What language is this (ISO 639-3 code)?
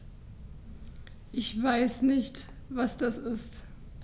deu